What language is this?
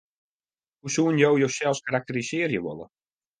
Western Frisian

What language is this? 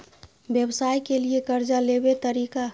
Maithili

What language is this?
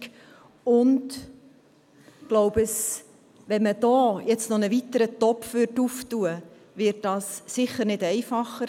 Swiss German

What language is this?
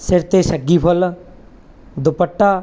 Punjabi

